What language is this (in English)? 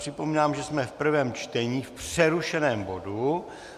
Czech